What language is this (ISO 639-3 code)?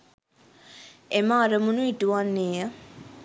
sin